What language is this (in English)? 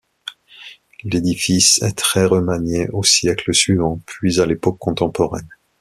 French